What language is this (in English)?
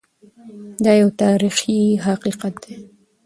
Pashto